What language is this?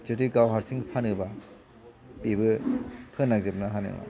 Bodo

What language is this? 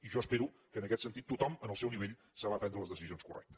Catalan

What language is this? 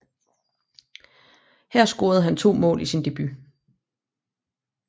Danish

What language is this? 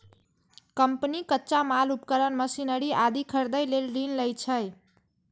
Maithili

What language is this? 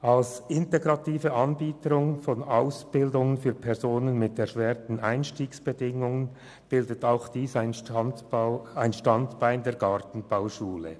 Swiss German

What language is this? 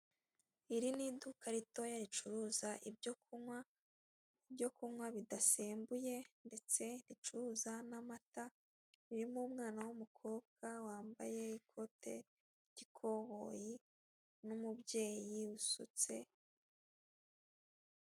Kinyarwanda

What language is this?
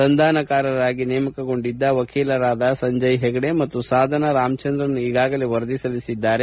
Kannada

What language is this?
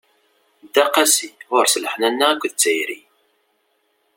Kabyle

